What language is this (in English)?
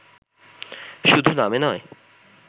Bangla